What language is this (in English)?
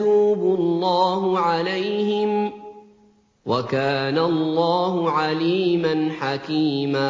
Arabic